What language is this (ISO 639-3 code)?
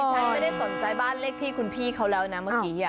tha